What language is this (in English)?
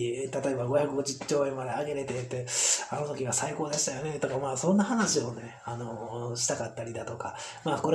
Japanese